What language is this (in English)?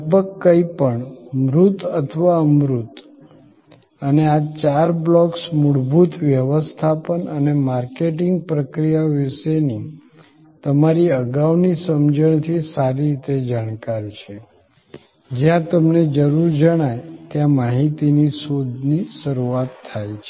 Gujarati